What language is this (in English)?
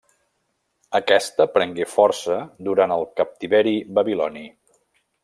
Catalan